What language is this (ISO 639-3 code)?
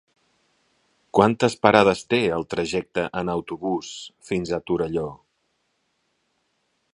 cat